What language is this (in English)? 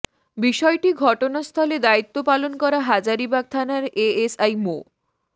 Bangla